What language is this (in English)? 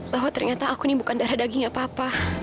Indonesian